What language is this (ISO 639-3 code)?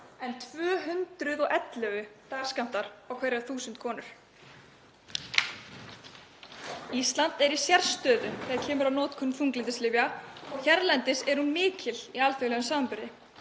isl